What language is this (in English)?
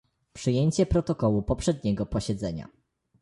Polish